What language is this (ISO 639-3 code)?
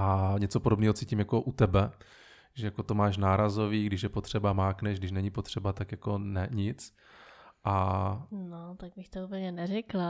ces